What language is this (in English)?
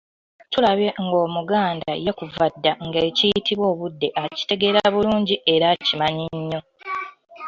Ganda